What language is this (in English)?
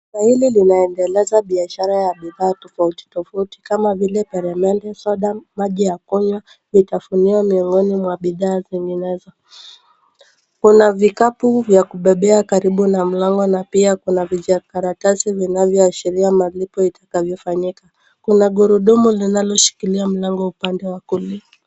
Swahili